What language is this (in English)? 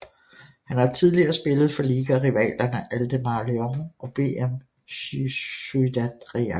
Danish